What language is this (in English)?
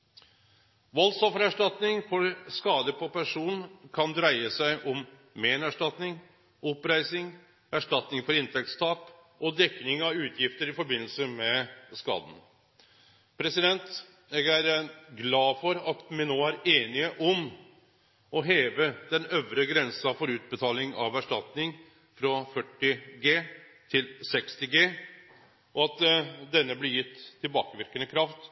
Norwegian Nynorsk